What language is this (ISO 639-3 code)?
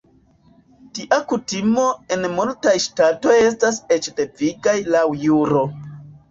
epo